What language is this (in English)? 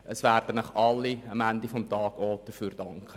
Swiss German